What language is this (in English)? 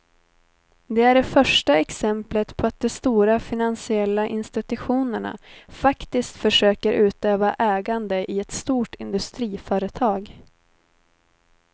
Swedish